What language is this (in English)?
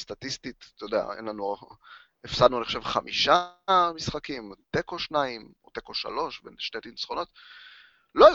Hebrew